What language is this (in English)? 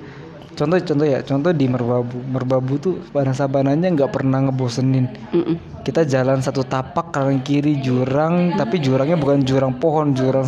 Indonesian